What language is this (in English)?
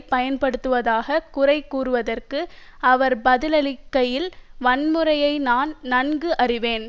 Tamil